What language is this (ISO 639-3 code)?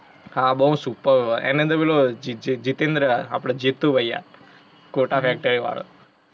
guj